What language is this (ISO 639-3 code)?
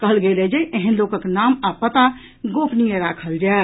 mai